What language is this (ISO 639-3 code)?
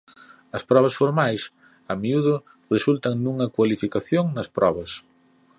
glg